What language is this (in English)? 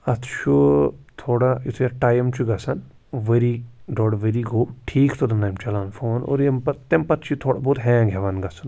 Kashmiri